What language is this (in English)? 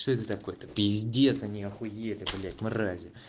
Russian